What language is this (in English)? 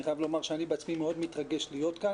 Hebrew